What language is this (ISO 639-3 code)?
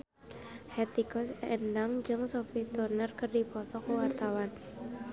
sun